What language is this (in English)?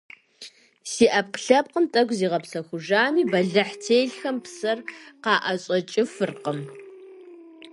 Kabardian